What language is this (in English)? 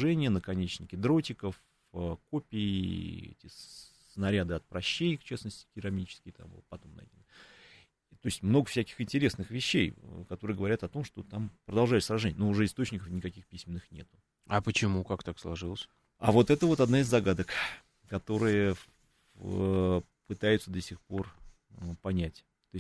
Russian